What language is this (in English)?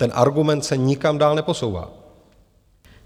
Czech